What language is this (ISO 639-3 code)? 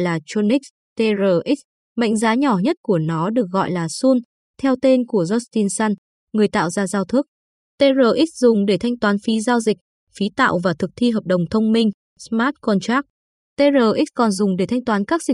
vie